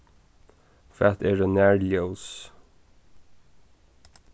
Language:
Faroese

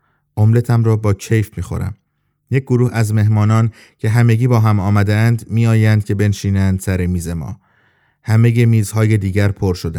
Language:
Persian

